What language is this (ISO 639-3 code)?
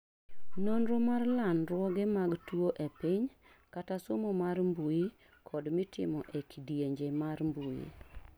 luo